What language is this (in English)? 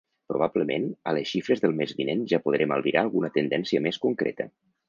Catalan